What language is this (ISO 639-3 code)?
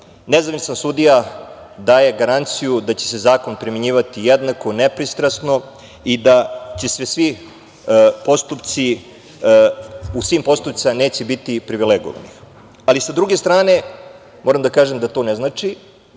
srp